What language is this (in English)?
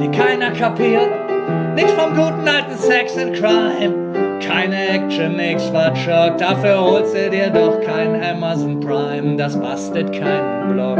German